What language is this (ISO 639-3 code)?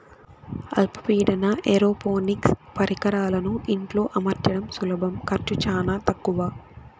tel